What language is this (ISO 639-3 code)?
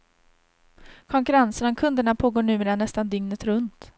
swe